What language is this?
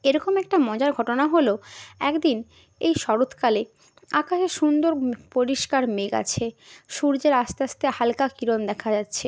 Bangla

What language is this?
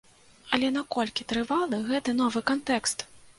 Belarusian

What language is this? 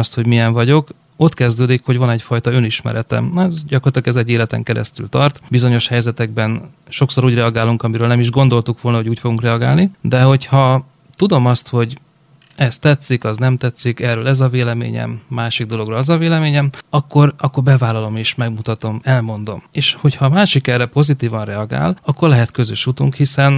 Hungarian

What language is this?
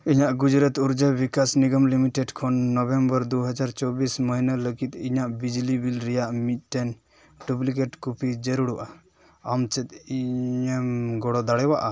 Santali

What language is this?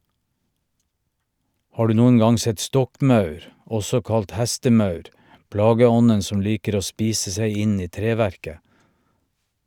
Norwegian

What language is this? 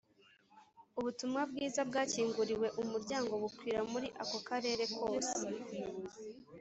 Kinyarwanda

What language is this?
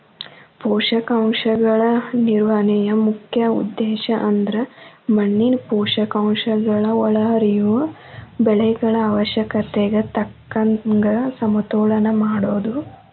Kannada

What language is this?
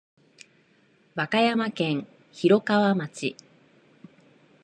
Japanese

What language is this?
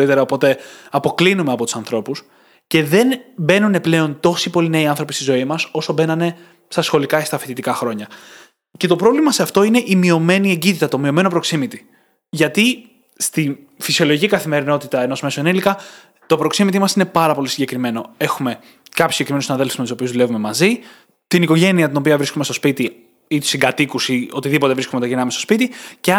Greek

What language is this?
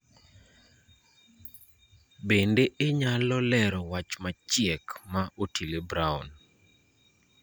Luo (Kenya and Tanzania)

